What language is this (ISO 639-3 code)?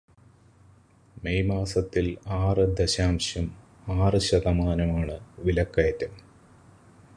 mal